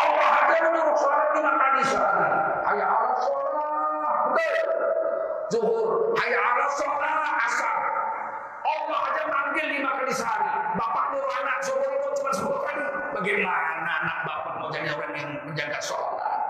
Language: Indonesian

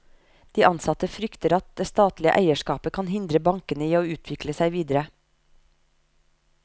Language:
Norwegian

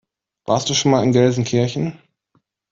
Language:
German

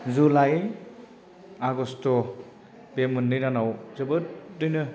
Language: Bodo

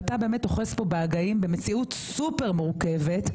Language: Hebrew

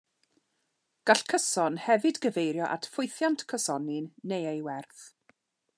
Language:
Welsh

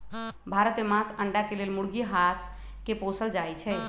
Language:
Magahi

